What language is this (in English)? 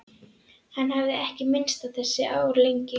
Icelandic